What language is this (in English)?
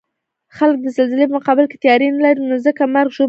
Pashto